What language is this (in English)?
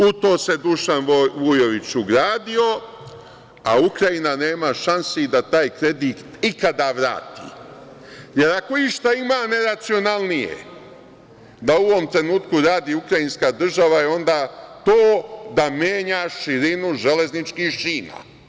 Serbian